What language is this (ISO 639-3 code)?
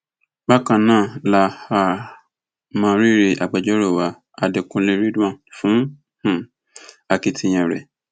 yor